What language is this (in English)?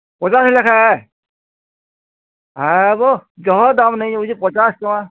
Odia